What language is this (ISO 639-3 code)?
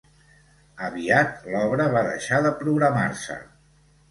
cat